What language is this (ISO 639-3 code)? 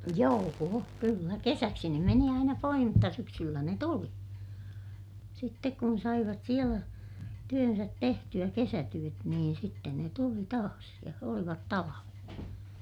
fin